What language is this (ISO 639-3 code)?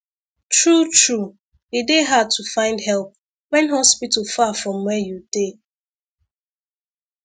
pcm